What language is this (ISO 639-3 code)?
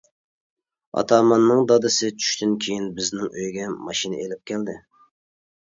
uig